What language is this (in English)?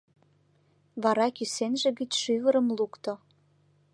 Mari